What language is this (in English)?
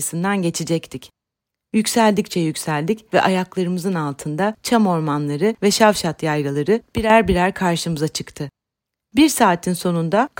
Turkish